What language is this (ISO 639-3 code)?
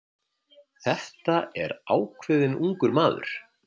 isl